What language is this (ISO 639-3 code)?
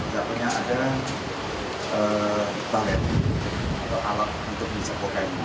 ind